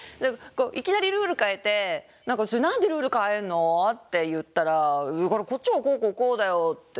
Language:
Japanese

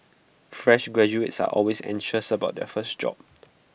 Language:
English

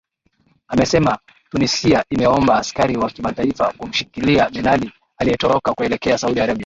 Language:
Swahili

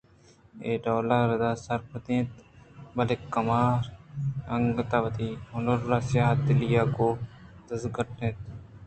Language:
Eastern Balochi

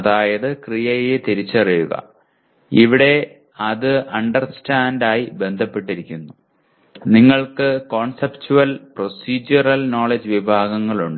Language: Malayalam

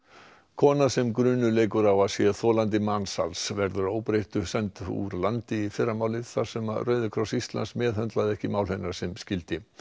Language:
Icelandic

